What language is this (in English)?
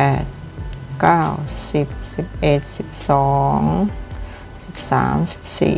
Thai